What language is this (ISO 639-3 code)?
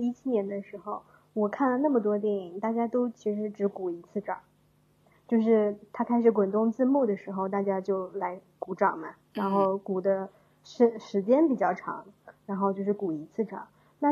zho